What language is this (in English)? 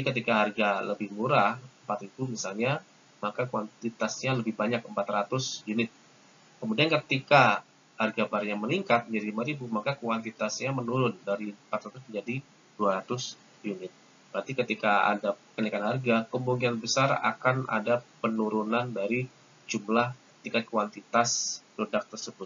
Indonesian